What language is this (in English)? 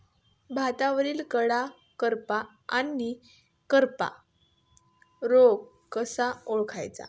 Marathi